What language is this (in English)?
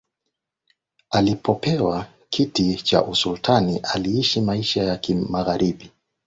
Swahili